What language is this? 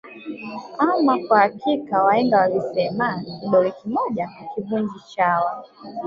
Swahili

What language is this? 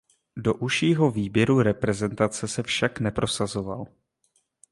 Czech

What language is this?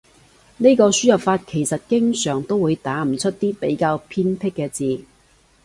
Cantonese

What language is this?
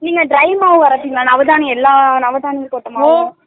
Tamil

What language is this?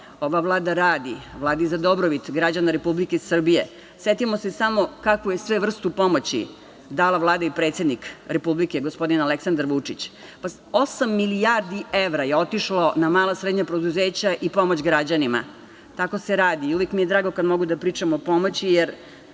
Serbian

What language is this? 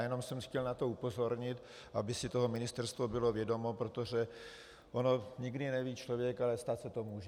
Czech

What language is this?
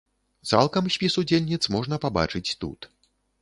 Belarusian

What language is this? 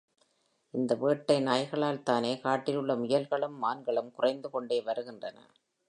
Tamil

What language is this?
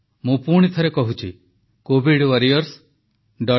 Odia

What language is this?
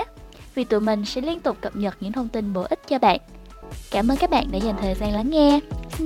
Vietnamese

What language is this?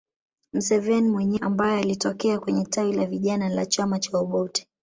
Swahili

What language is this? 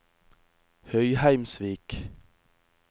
Norwegian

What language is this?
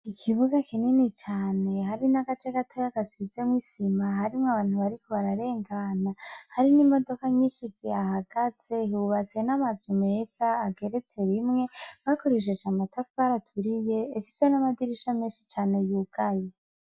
Rundi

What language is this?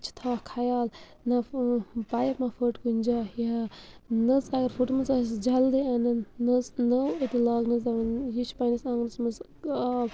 Kashmiri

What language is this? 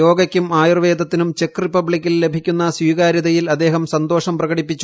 Malayalam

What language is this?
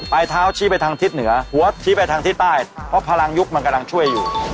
Thai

